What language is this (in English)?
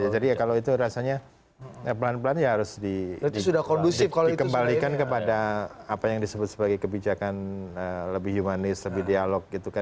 Indonesian